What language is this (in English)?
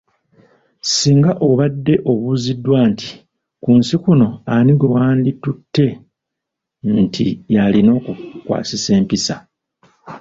Ganda